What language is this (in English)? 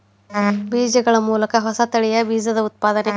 Kannada